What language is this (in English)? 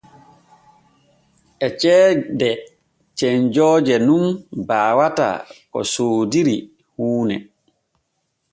Borgu Fulfulde